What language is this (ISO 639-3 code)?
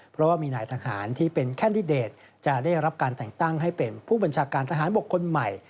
tha